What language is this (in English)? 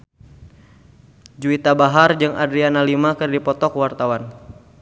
Sundanese